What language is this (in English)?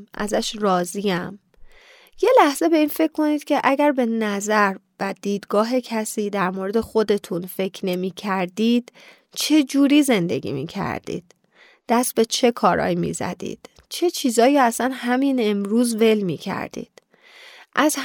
Persian